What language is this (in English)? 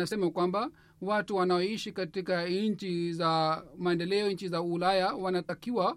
Swahili